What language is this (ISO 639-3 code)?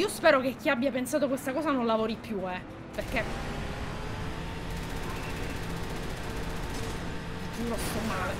ita